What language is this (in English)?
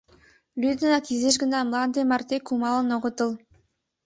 Mari